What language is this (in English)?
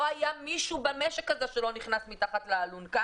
Hebrew